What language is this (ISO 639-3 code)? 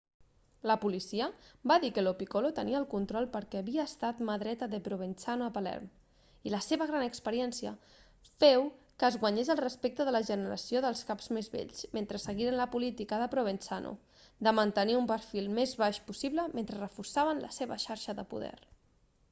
cat